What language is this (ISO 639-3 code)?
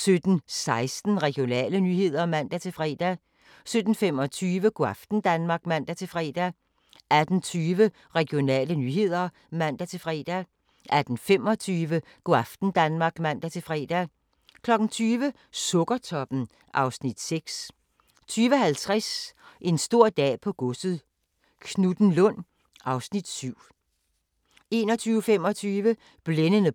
dan